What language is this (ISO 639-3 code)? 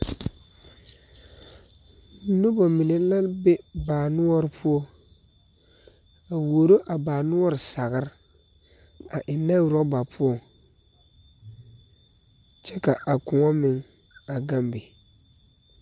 dga